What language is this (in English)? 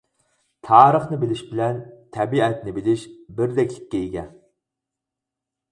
Uyghur